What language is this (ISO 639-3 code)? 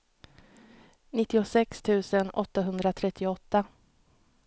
swe